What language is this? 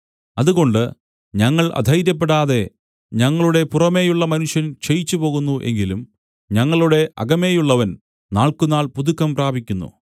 Malayalam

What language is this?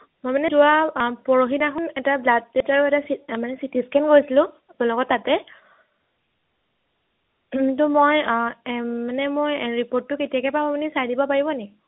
Assamese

